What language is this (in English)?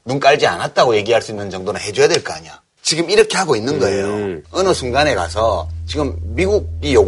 Korean